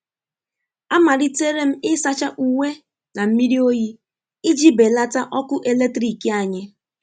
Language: Igbo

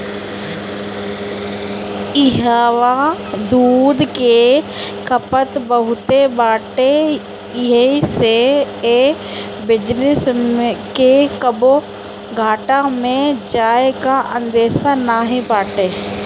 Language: Bhojpuri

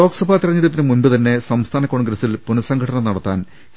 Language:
Malayalam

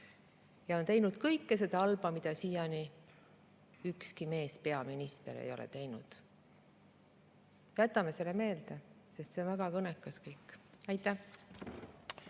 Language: Estonian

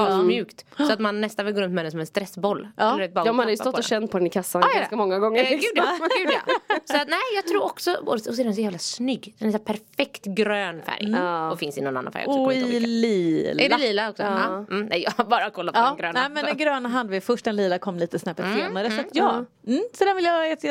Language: Swedish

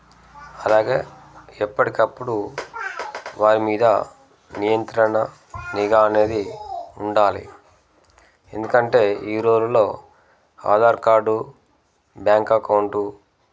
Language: Telugu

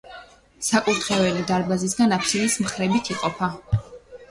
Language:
Georgian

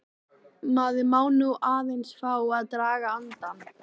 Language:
Icelandic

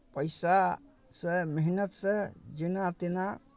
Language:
Maithili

